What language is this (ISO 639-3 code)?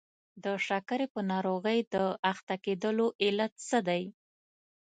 pus